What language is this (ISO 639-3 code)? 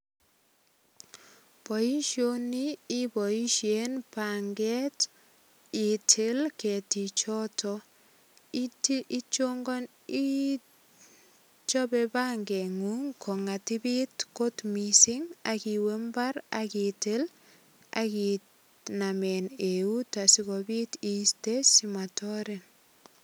kln